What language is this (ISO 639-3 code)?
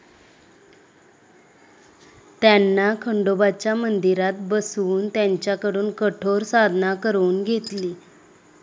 mar